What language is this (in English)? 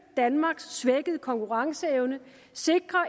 Danish